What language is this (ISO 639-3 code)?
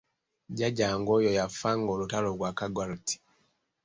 lug